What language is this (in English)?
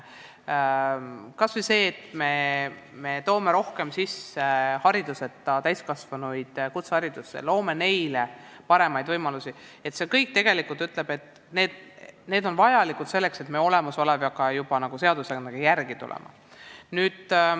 Estonian